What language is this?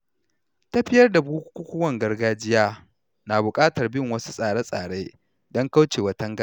Hausa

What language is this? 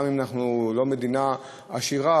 Hebrew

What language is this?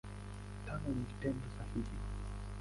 Swahili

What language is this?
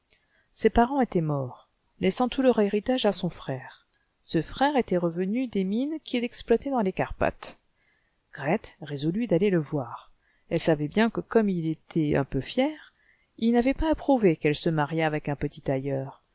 French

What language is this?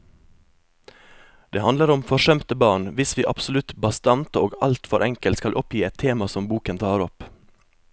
Norwegian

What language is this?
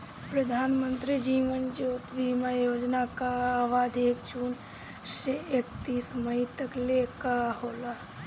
Bhojpuri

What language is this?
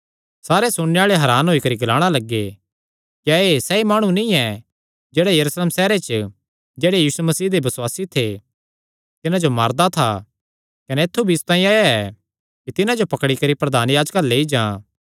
Kangri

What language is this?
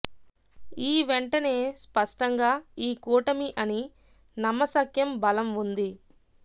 Telugu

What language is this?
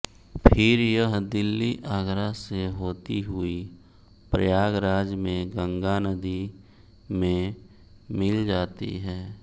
Hindi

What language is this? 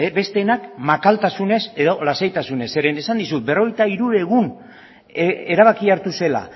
Basque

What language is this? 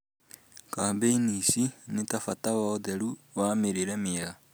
Kikuyu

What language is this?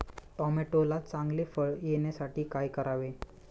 Marathi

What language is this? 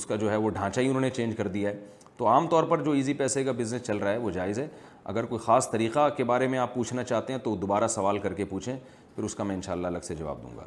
Urdu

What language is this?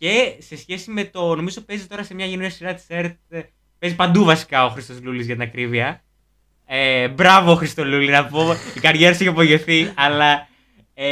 Greek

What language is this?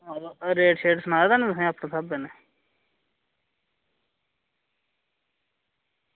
Dogri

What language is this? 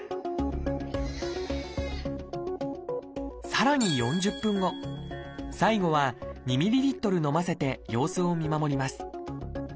Japanese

